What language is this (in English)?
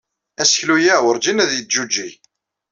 Kabyle